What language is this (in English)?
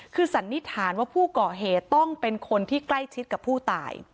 Thai